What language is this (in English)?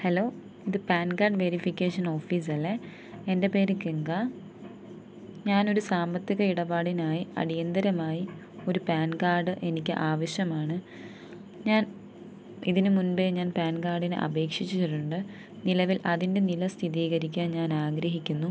Malayalam